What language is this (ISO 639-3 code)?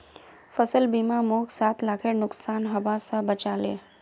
mag